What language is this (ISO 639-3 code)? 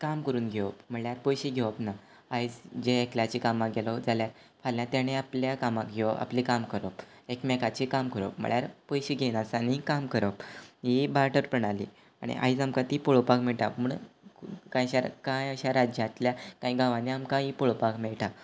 kok